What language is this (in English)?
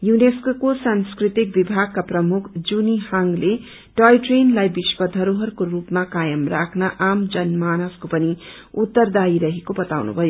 Nepali